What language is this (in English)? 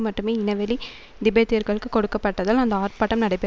Tamil